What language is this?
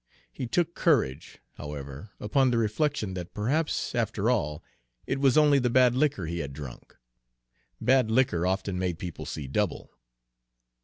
English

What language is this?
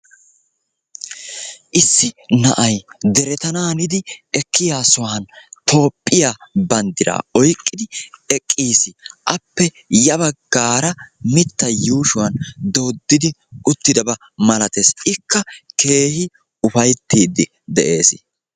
Wolaytta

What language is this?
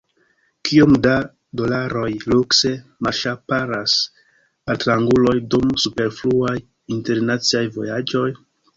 Esperanto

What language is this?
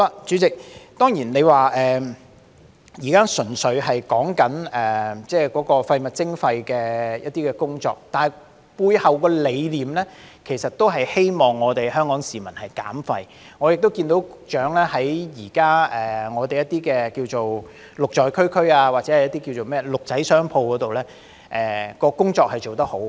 Cantonese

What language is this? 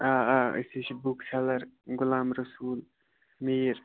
Kashmiri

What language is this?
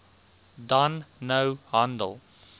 Afrikaans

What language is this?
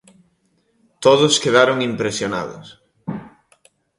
Galician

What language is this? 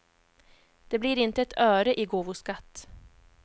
Swedish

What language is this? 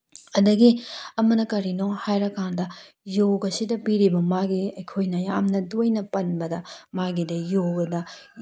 Manipuri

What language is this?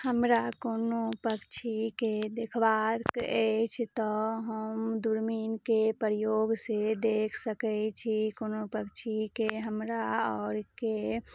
Maithili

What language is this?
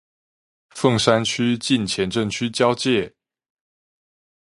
Chinese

